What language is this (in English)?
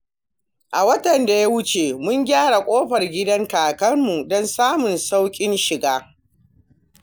Hausa